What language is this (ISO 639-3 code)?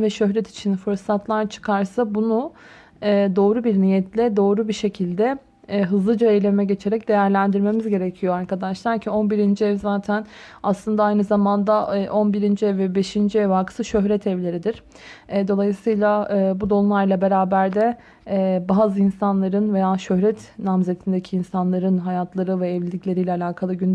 tur